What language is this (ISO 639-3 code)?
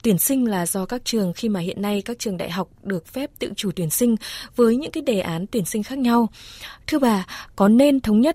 vie